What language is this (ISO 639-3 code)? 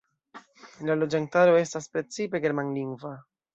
epo